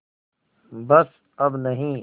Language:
Hindi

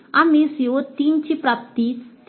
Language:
Marathi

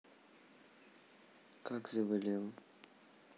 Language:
Russian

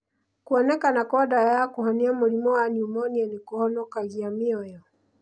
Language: Kikuyu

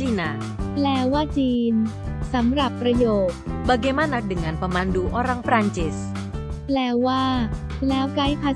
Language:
Thai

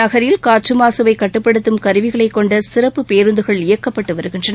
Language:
Tamil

